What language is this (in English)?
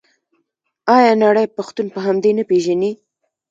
Pashto